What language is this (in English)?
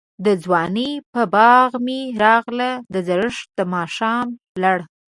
Pashto